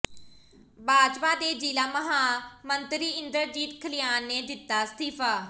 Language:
Punjabi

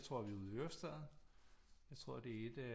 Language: Danish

